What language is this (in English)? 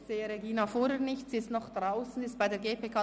Swiss German